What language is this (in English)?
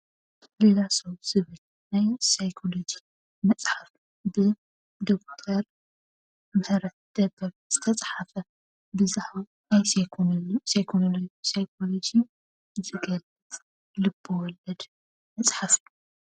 Tigrinya